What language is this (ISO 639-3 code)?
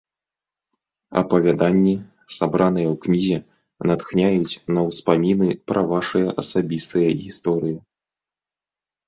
bel